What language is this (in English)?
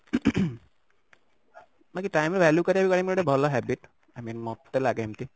Odia